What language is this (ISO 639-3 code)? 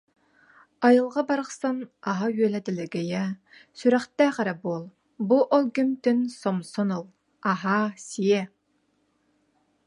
sah